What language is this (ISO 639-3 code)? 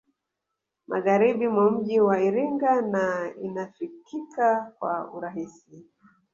swa